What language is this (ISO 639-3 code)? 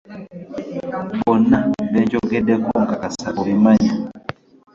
lug